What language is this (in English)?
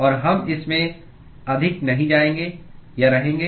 Hindi